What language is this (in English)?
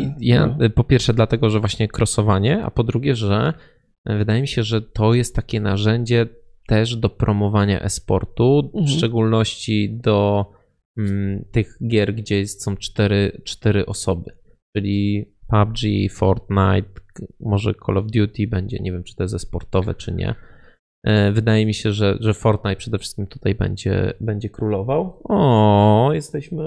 Polish